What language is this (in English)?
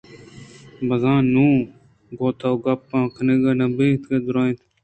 Eastern Balochi